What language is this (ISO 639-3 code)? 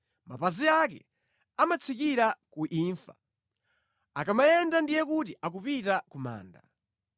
nya